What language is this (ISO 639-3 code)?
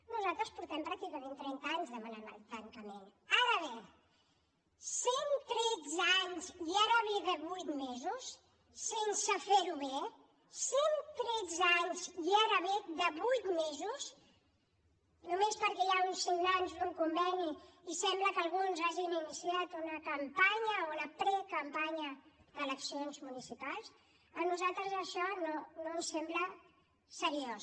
cat